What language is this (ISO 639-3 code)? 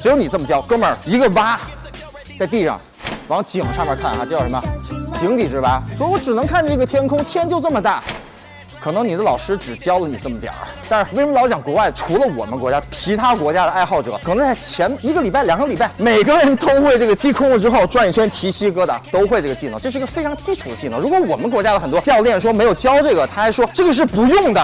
zho